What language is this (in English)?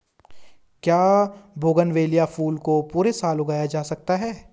Hindi